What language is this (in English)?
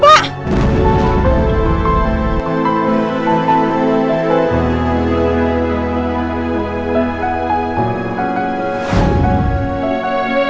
Indonesian